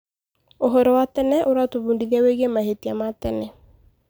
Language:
Kikuyu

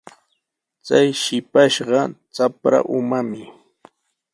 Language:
Sihuas Ancash Quechua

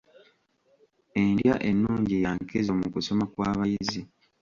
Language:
Ganda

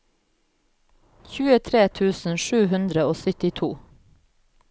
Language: Norwegian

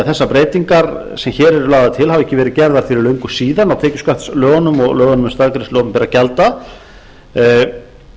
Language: Icelandic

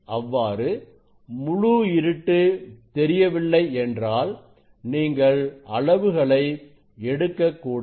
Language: Tamil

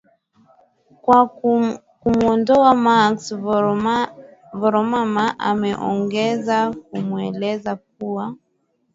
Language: Swahili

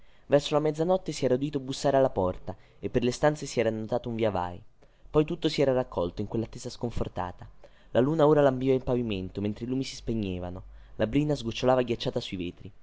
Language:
Italian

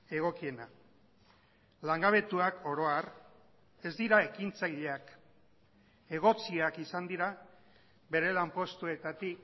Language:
Basque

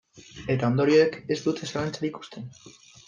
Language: Basque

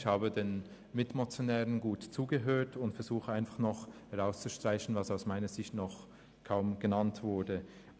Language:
Swiss German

